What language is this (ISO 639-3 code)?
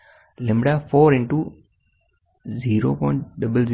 guj